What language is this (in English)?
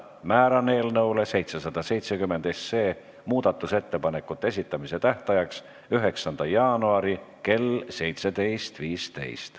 Estonian